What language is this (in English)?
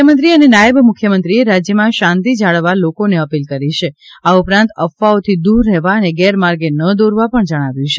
Gujarati